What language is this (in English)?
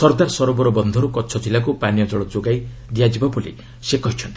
Odia